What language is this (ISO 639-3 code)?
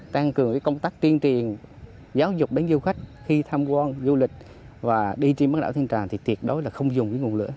vie